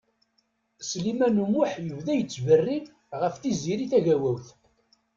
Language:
Kabyle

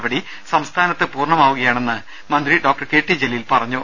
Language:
Malayalam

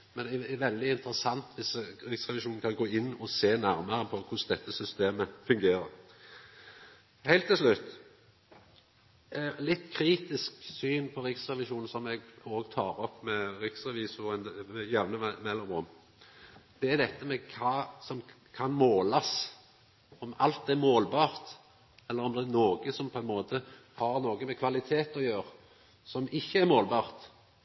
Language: Norwegian Nynorsk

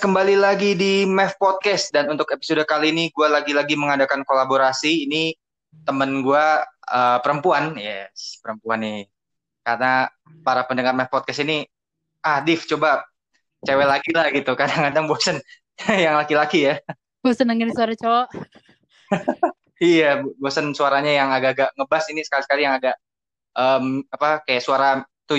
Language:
Indonesian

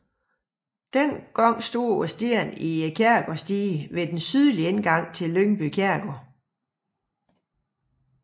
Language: Danish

